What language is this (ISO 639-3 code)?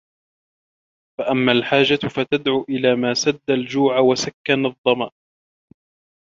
ara